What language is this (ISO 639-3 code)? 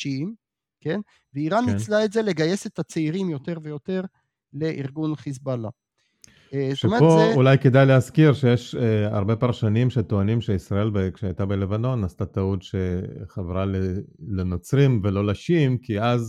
heb